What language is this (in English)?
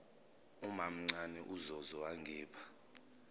Zulu